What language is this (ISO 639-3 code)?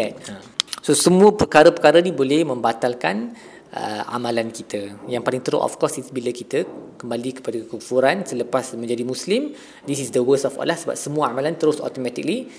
msa